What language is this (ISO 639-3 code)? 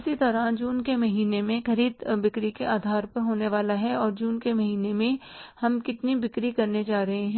hin